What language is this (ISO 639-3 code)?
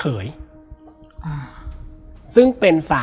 tha